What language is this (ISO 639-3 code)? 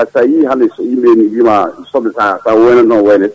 ful